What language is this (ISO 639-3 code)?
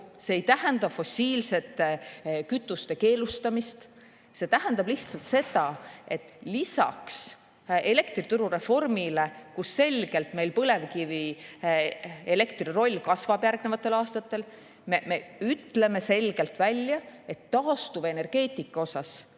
est